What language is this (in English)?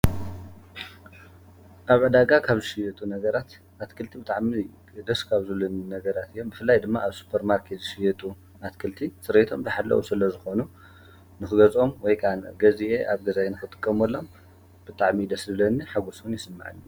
Tigrinya